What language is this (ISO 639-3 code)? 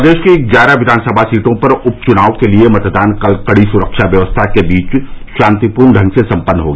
hin